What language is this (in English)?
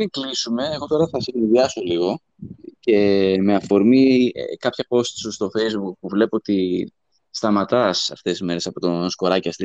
Greek